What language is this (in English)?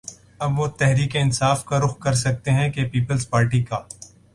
Urdu